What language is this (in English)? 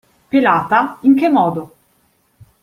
Italian